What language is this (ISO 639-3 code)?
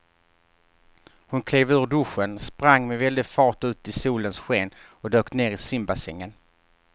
swe